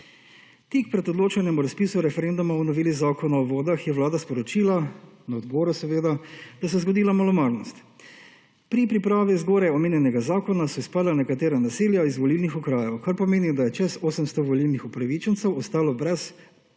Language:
Slovenian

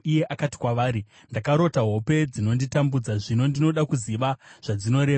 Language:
Shona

